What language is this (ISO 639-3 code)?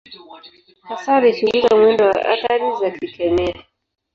swa